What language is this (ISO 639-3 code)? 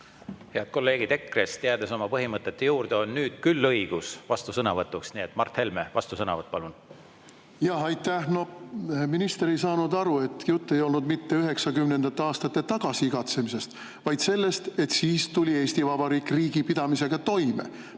est